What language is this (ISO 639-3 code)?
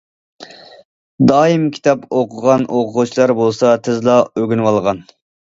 uig